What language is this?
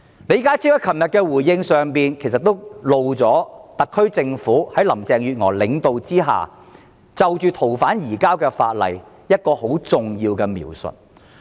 Cantonese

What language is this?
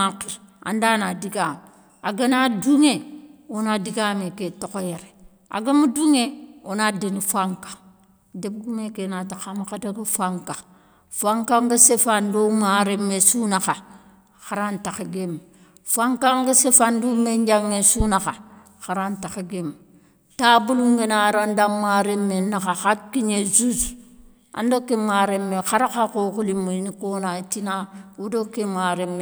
Soninke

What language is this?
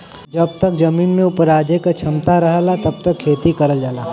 Bhojpuri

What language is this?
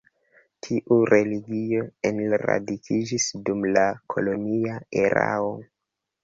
Esperanto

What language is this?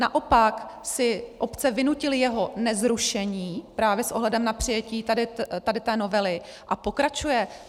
Czech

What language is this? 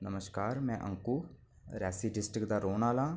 Dogri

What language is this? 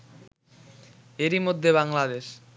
Bangla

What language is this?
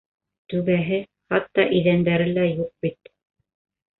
Bashkir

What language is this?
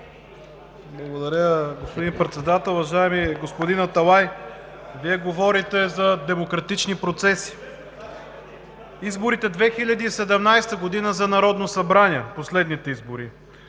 Bulgarian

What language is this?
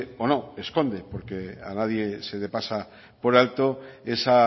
Spanish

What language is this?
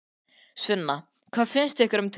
Icelandic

